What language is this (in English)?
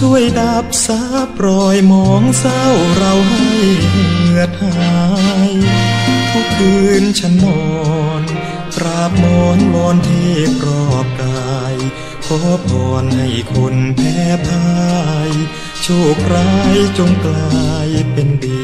Thai